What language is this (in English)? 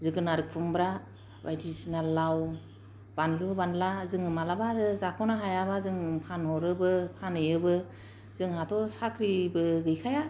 Bodo